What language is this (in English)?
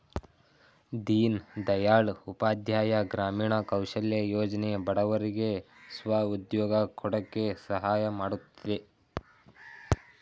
Kannada